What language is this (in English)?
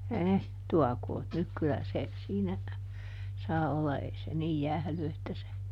Finnish